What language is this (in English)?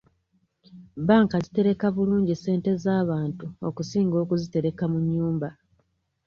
Ganda